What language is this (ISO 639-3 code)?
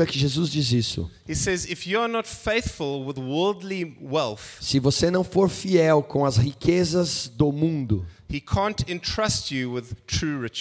por